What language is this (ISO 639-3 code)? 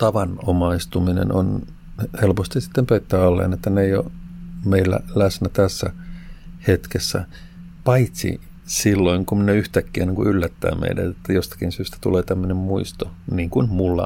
fin